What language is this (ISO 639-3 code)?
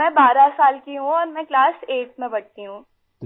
urd